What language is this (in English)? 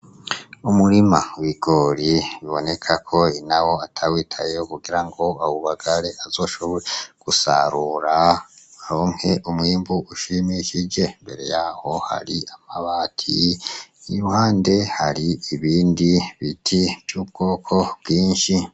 Rundi